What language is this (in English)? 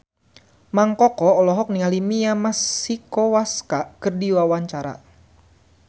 Sundanese